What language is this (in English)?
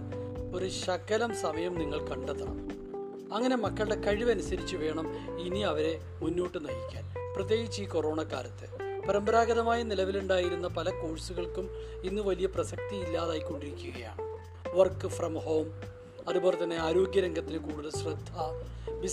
Malayalam